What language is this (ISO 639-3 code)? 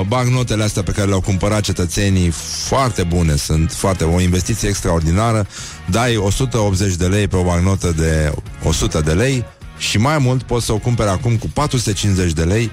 ron